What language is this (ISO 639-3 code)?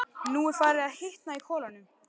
isl